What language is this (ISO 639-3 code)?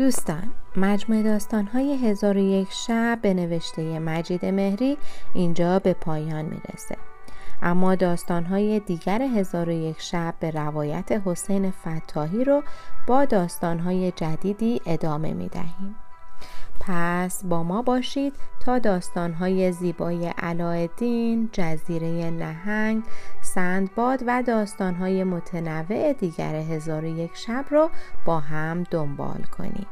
fas